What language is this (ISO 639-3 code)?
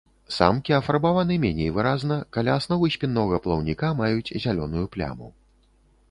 bel